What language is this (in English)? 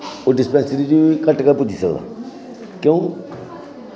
Dogri